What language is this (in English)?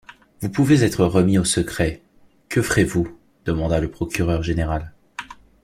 French